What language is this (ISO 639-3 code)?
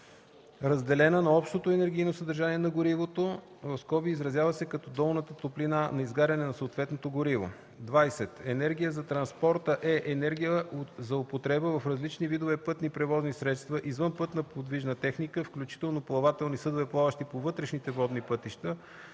bul